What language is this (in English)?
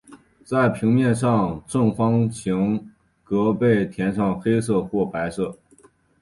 Chinese